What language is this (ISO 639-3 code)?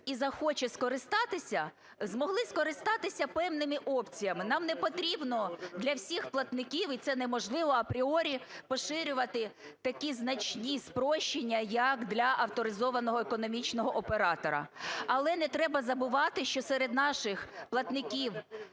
ukr